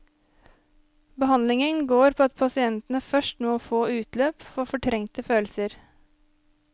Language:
Norwegian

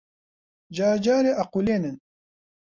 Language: Central Kurdish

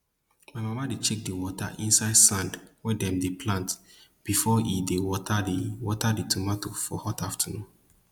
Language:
Nigerian Pidgin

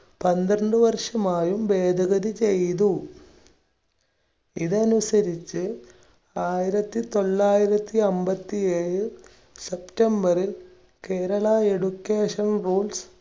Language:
Malayalam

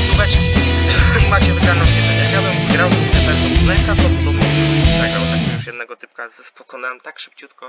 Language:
Polish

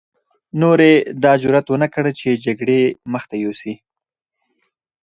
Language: Pashto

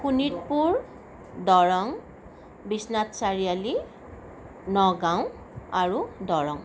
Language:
Assamese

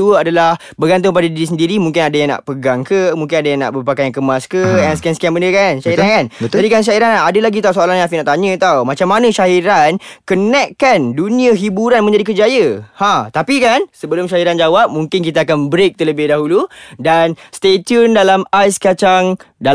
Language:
Malay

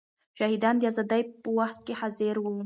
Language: Pashto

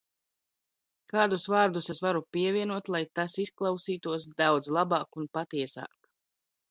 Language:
Latvian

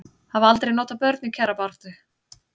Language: Icelandic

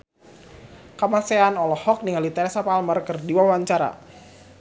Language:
Sundanese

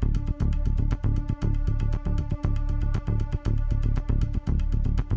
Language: Indonesian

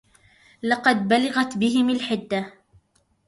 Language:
Arabic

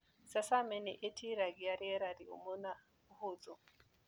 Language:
Kikuyu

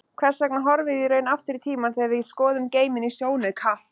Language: Icelandic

